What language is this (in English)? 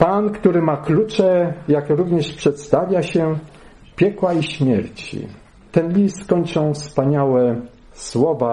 Polish